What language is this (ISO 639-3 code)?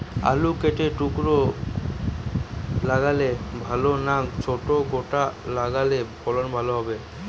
ben